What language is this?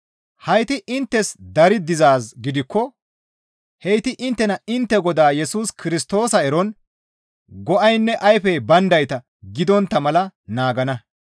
Gamo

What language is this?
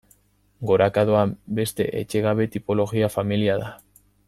Basque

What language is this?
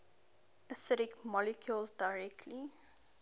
English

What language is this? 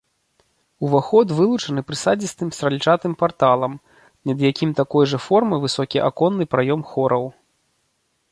Belarusian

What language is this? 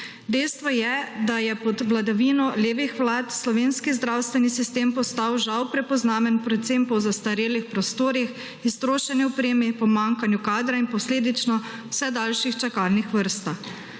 Slovenian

